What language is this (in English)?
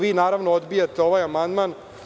Serbian